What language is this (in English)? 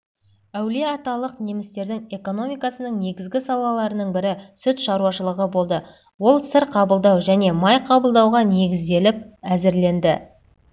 Kazakh